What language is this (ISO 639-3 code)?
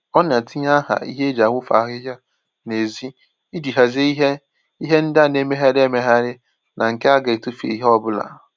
ibo